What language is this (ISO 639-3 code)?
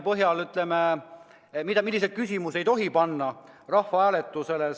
est